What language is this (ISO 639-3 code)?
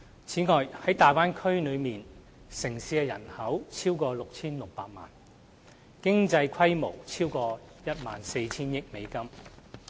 yue